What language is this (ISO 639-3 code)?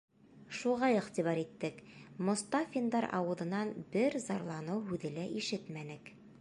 bak